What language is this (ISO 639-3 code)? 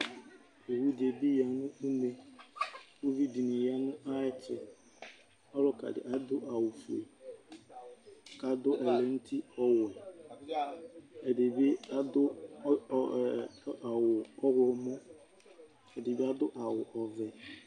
kpo